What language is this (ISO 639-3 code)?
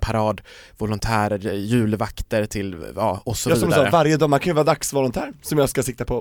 swe